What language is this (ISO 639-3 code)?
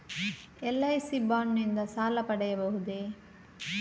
kan